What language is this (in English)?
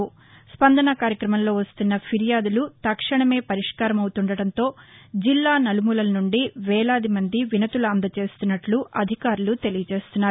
Telugu